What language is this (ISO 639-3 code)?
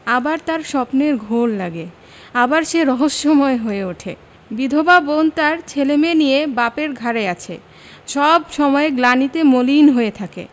ben